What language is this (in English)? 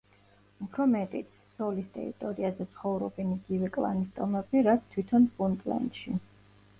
Georgian